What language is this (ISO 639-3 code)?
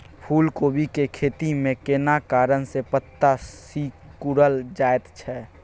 mai